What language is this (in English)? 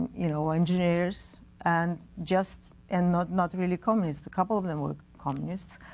English